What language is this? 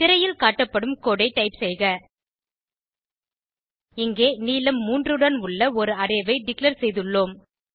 Tamil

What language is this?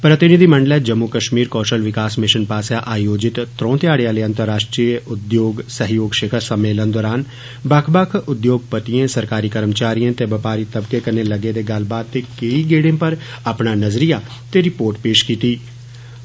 Dogri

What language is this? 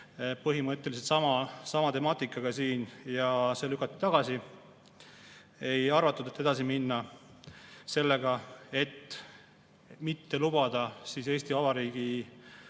Estonian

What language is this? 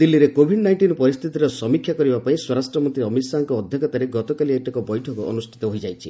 Odia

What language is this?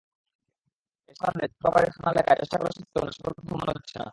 Bangla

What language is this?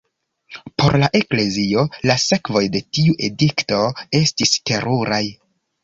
Esperanto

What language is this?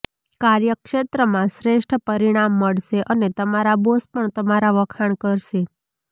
Gujarati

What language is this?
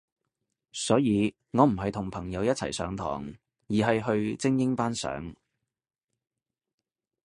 Cantonese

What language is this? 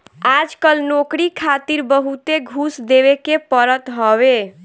Bhojpuri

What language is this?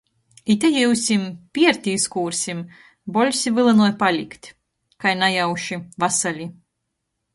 Latgalian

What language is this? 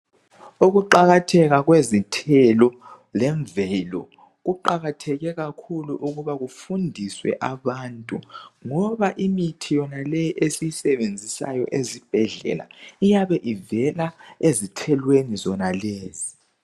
North Ndebele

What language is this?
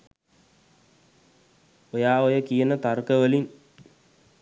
Sinhala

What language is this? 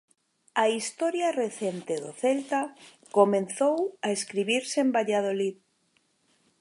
Galician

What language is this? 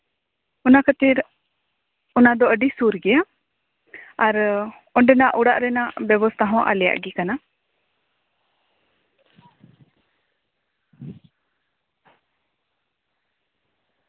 Santali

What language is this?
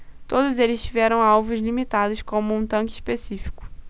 Portuguese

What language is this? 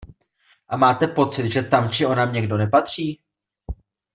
Czech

